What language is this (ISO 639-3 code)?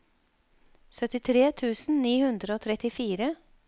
nor